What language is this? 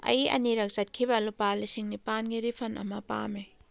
Manipuri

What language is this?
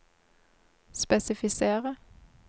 Norwegian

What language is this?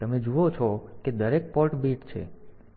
Gujarati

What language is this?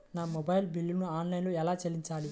Telugu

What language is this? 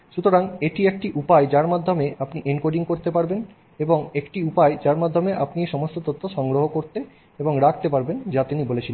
Bangla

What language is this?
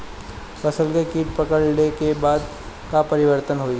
Bhojpuri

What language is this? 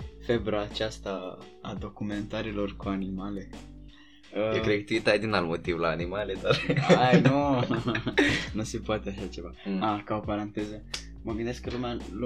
Romanian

